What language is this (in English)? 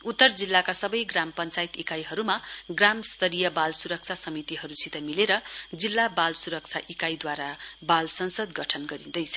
Nepali